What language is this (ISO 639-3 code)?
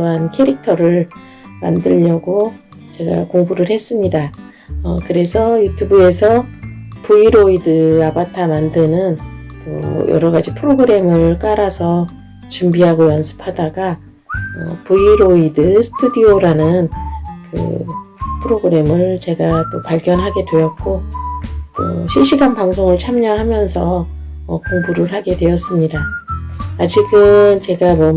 kor